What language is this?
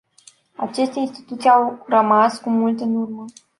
Romanian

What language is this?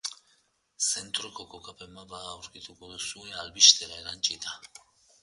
Basque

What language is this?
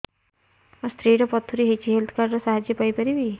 Odia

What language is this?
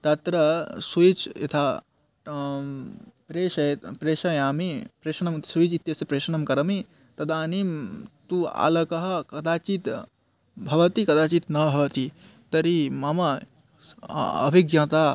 Sanskrit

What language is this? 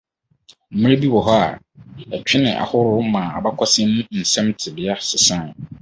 Akan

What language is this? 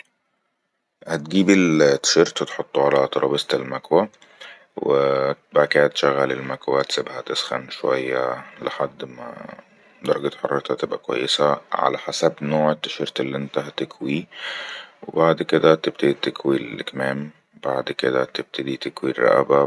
Egyptian Arabic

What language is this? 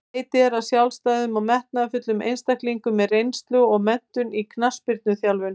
Icelandic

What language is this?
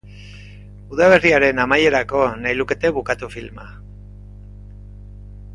Basque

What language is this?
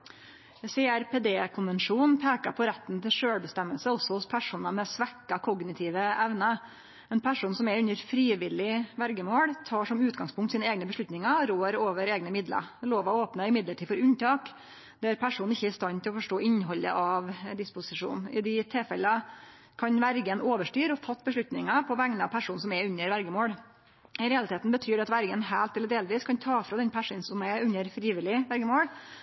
Norwegian Nynorsk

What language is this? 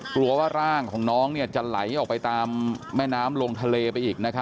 Thai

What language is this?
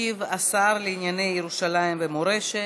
Hebrew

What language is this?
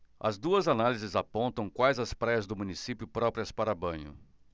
Portuguese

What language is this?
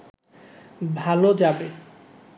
Bangla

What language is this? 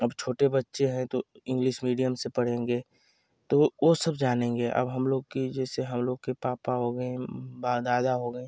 Hindi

